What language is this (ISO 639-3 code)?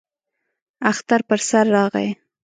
pus